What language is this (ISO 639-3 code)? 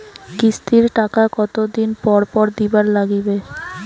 ben